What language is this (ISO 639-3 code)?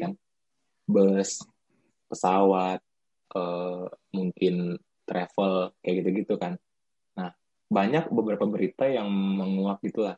ind